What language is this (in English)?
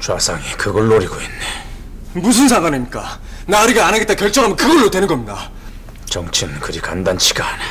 Korean